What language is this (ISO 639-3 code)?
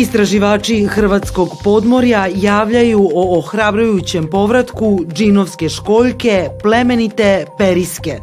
hrv